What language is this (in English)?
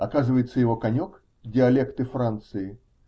Russian